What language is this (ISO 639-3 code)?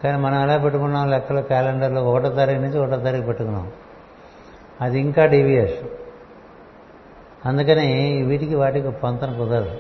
tel